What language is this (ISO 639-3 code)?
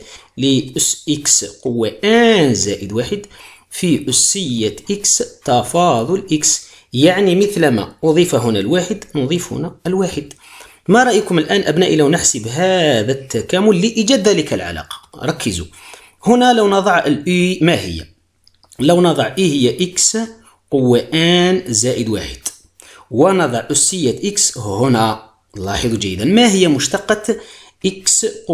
ara